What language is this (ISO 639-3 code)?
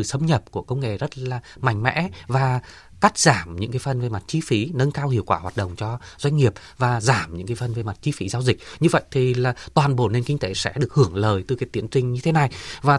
vie